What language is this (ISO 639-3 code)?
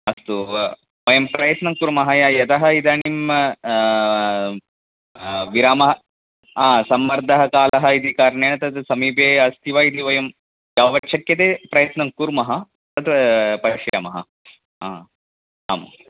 san